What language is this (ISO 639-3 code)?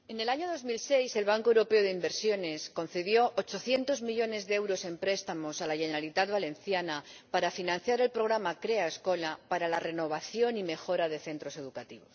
spa